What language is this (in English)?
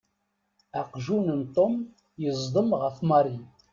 Kabyle